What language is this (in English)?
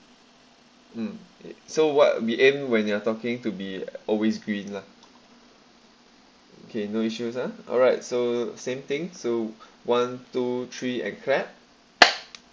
English